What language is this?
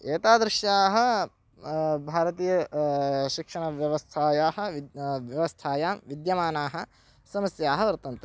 Sanskrit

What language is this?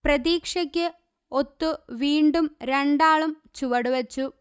Malayalam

